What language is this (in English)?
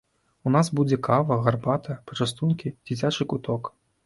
Belarusian